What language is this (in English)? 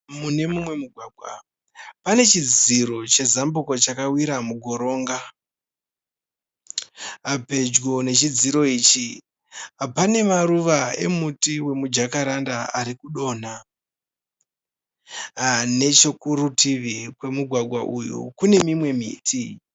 Shona